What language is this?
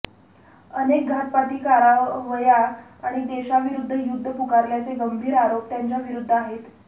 Marathi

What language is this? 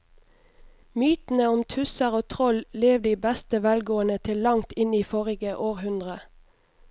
Norwegian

